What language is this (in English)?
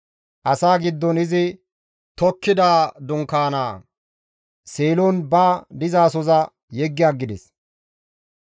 Gamo